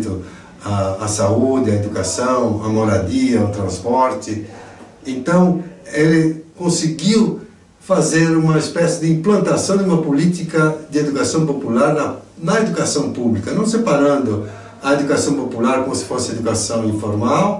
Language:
Portuguese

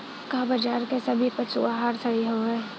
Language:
Bhojpuri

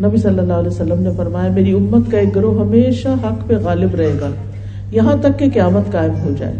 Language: Urdu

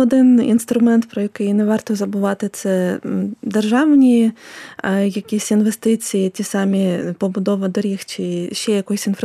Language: Ukrainian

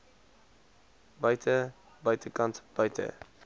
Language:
Afrikaans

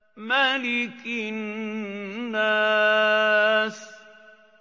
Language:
Arabic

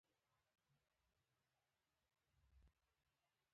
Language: Pashto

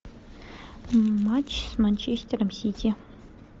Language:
Russian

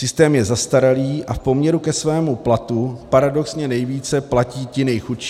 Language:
Czech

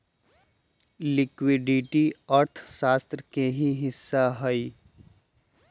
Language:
Magahi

